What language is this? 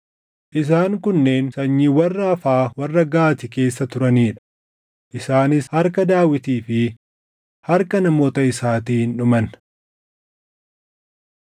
Oromo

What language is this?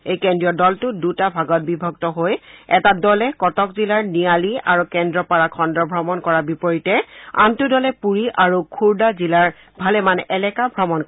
Assamese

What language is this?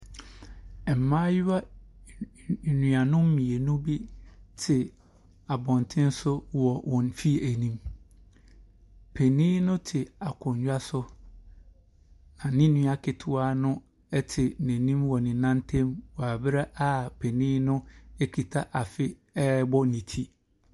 Akan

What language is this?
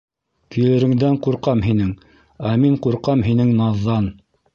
Bashkir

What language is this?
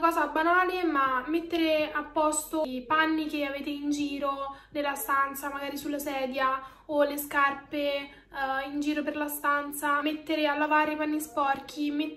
Italian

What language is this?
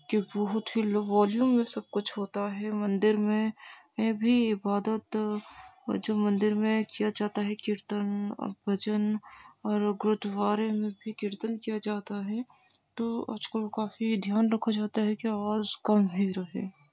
Urdu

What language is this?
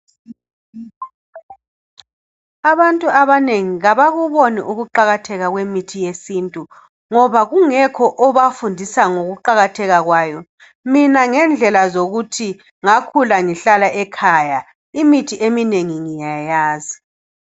North Ndebele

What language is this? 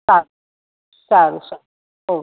Gujarati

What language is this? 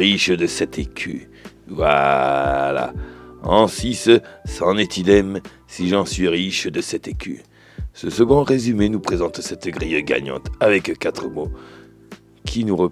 French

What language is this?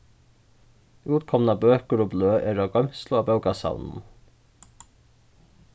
Faroese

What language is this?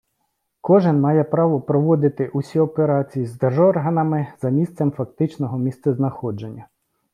Ukrainian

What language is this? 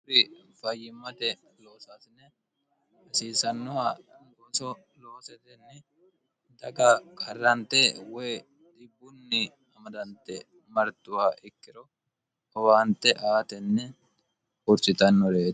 Sidamo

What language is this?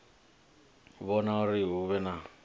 Venda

